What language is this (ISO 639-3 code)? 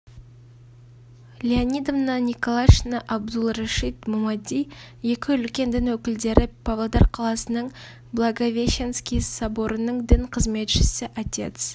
kaz